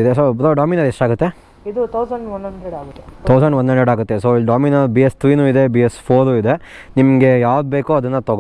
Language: Kannada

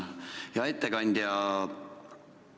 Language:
Estonian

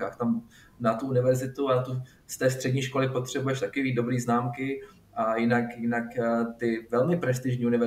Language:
Czech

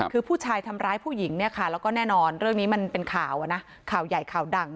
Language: Thai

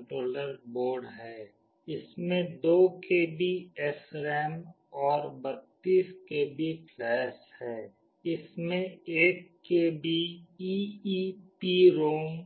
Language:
Hindi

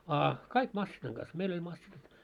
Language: Finnish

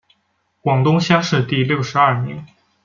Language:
Chinese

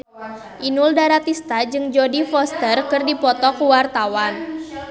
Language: Sundanese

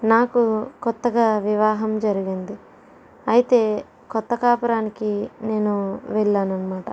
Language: Telugu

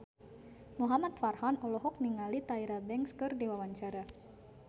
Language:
Sundanese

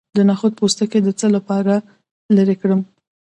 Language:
Pashto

